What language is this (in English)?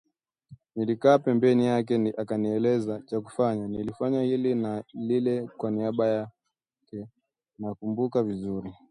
Swahili